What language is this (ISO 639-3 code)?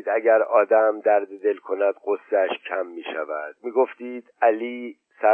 fas